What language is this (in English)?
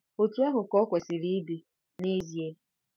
Igbo